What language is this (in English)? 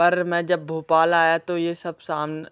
Hindi